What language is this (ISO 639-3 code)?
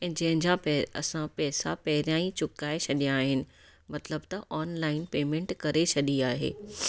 snd